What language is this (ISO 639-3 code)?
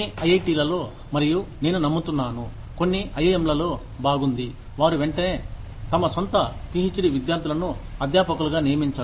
tel